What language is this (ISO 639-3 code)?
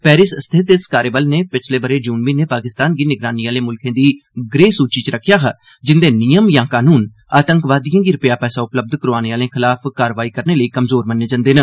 doi